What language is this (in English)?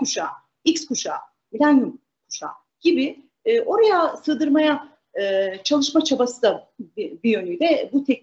Turkish